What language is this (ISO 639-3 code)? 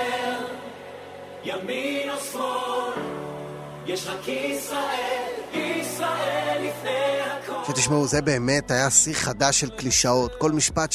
heb